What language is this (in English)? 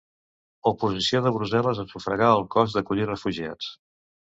Catalan